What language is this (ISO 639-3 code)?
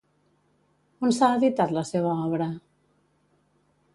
cat